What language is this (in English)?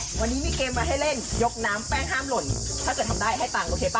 Thai